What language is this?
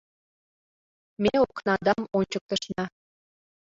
Mari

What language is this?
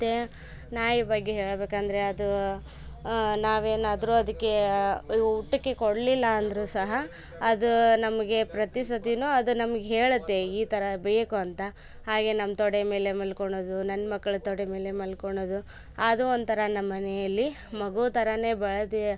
Kannada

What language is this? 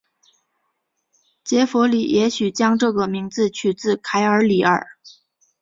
Chinese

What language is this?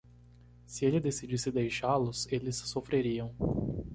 Portuguese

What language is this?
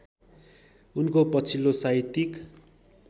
Nepali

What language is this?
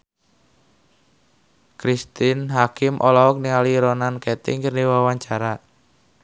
Sundanese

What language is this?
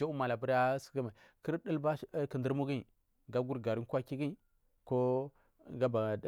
Marghi South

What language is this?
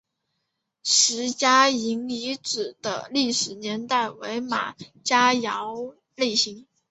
Chinese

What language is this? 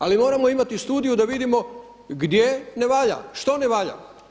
Croatian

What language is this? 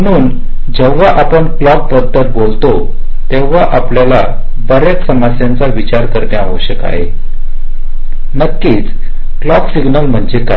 Marathi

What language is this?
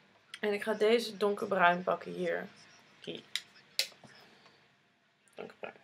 Dutch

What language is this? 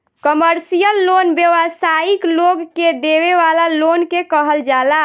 Bhojpuri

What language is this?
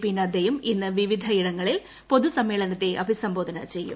Malayalam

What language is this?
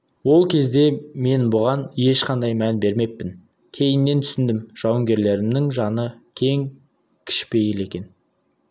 Kazakh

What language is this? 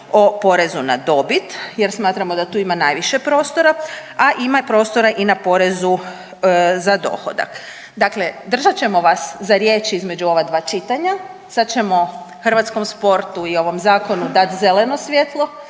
Croatian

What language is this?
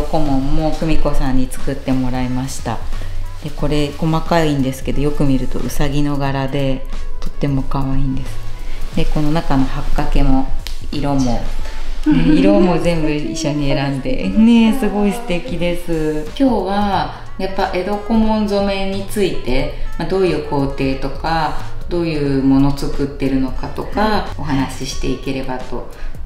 Japanese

